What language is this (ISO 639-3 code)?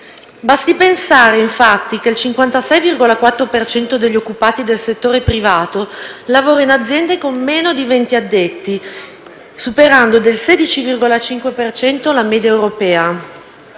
ita